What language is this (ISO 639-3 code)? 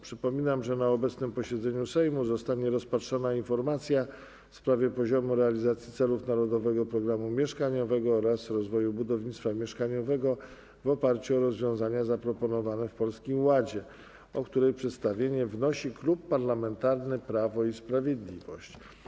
pol